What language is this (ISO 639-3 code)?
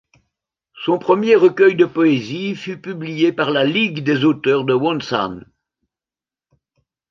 fra